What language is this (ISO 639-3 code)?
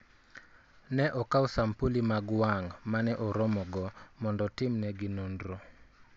luo